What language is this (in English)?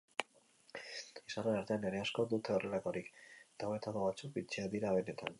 Basque